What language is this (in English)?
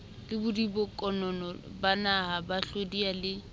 Southern Sotho